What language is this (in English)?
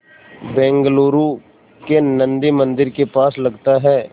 Hindi